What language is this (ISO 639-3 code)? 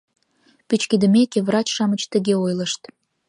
chm